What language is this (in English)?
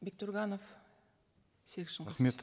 Kazakh